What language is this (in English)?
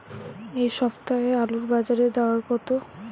Bangla